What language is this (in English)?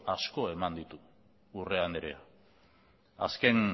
Basque